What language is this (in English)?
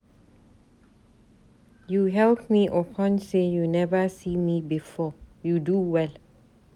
Nigerian Pidgin